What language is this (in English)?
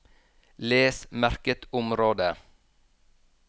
Norwegian